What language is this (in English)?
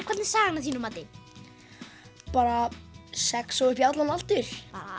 Icelandic